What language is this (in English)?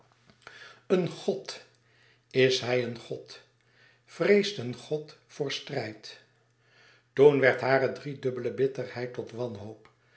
Dutch